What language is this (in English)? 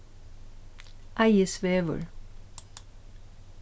Faroese